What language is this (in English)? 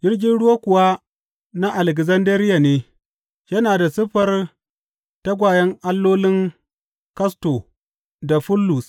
Hausa